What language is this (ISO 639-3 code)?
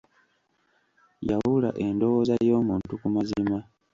lug